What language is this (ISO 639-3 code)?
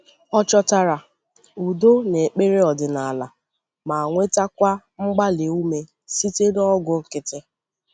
ibo